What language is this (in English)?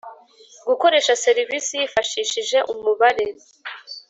Kinyarwanda